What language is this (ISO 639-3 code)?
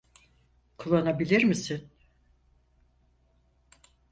tur